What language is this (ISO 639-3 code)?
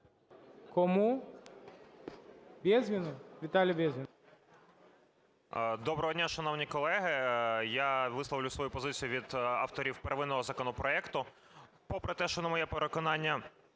ukr